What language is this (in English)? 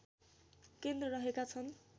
Nepali